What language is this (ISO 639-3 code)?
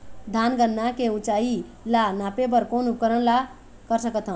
hne